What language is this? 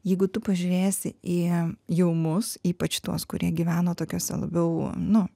Lithuanian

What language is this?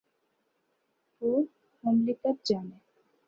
Urdu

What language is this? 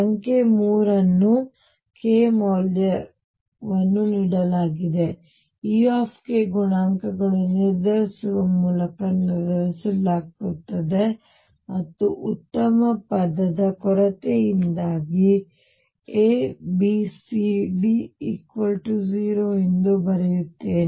Kannada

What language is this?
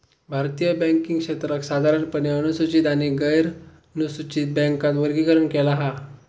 Marathi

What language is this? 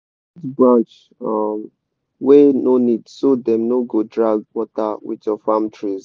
Nigerian Pidgin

